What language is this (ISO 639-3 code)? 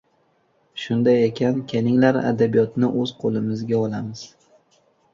uzb